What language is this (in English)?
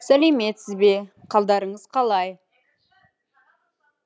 Kazakh